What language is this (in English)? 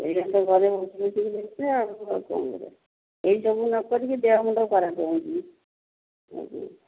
Odia